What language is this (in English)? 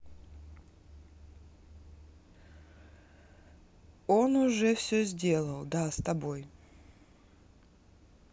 Russian